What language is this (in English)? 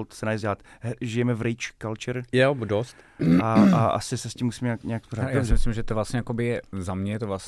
Czech